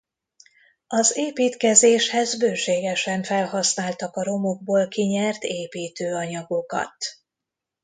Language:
Hungarian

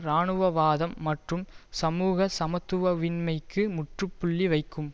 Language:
Tamil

